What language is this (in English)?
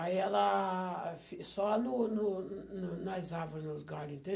Portuguese